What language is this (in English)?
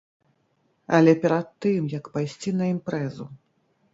Belarusian